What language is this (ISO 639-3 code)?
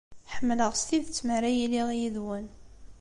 kab